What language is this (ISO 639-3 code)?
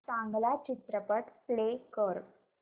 mar